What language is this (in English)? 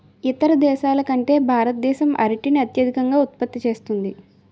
Telugu